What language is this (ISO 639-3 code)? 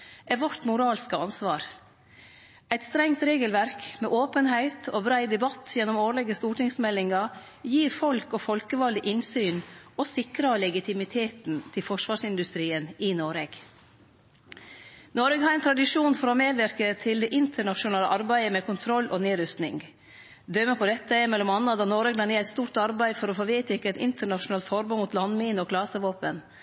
nno